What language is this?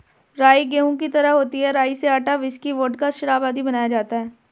Hindi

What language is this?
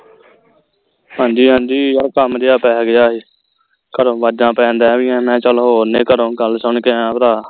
Punjabi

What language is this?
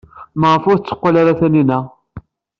Kabyle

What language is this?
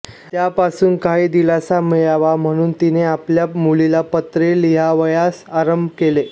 Marathi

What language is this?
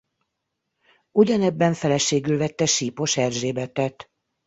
Hungarian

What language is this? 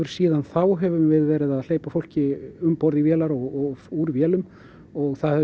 Icelandic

